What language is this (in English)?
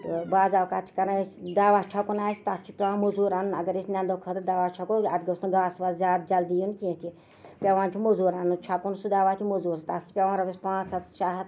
Kashmiri